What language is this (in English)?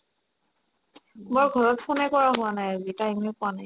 Assamese